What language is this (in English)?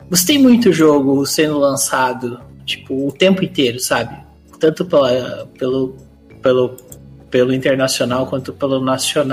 Portuguese